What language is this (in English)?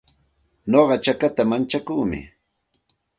Santa Ana de Tusi Pasco Quechua